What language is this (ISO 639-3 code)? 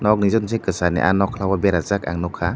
trp